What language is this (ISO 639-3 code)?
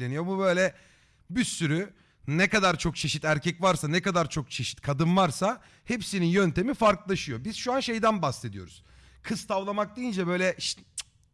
tur